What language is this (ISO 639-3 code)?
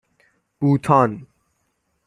fas